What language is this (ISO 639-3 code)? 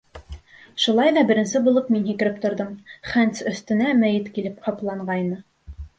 bak